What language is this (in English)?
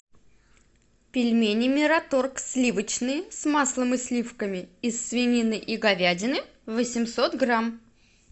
Russian